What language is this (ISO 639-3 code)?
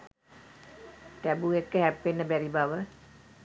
sin